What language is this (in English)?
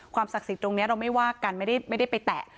Thai